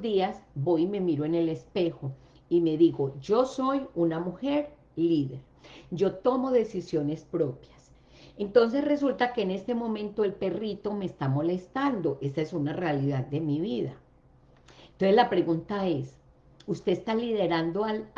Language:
Spanish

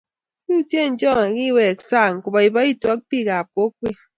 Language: Kalenjin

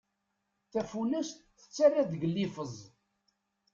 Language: Kabyle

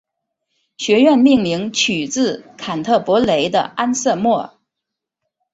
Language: Chinese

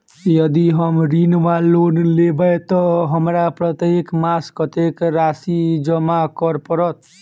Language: Maithili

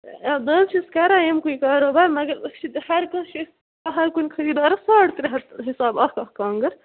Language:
Kashmiri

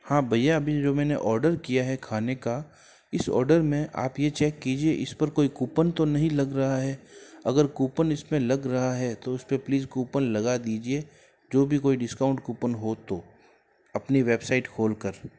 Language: Hindi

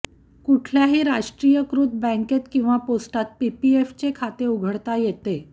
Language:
Marathi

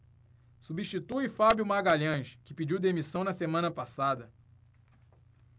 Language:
Portuguese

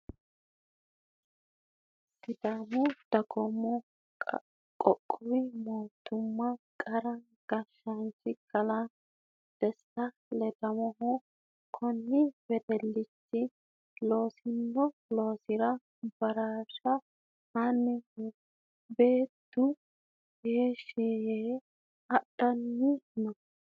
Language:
Sidamo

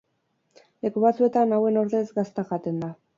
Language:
Basque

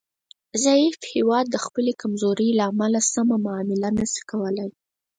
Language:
Pashto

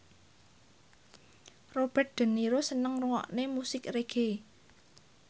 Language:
Javanese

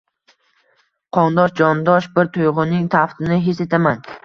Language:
Uzbek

